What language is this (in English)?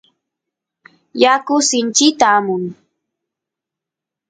Santiago del Estero Quichua